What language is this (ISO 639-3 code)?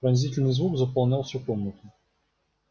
rus